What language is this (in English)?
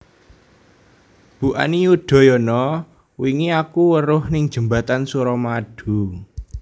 Javanese